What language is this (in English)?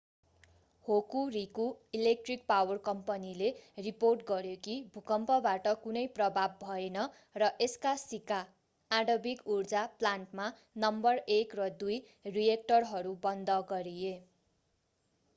Nepali